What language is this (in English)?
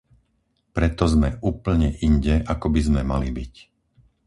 Slovak